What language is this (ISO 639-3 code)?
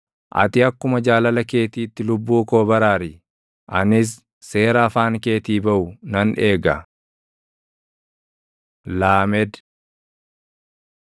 orm